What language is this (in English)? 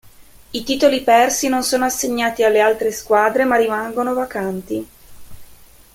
Italian